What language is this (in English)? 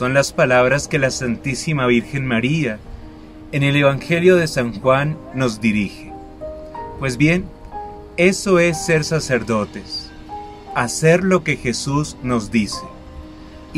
Spanish